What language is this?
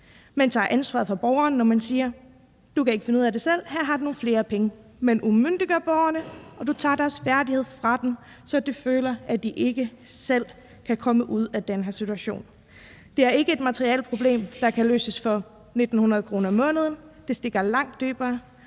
Danish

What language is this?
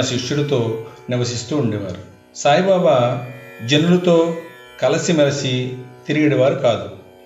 Telugu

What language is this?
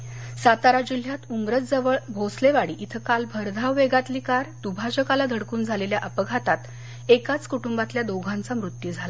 Marathi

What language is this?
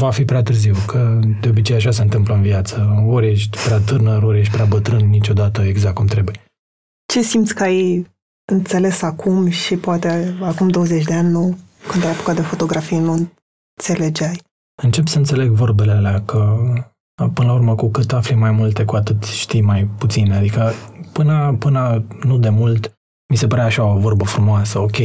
Romanian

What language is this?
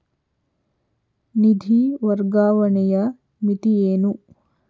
Kannada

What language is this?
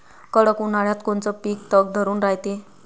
Marathi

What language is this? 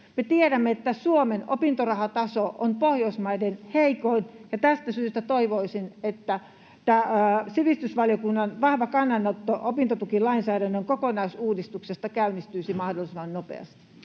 Finnish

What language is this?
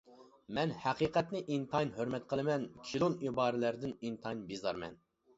Uyghur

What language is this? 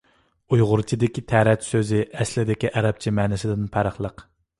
Uyghur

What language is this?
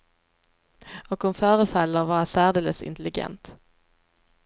Swedish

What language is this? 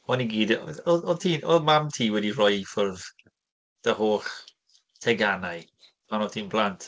Welsh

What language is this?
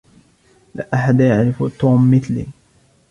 Arabic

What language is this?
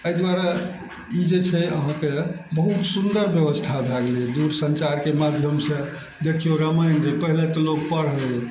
Maithili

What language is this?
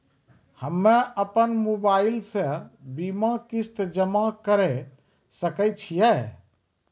Maithili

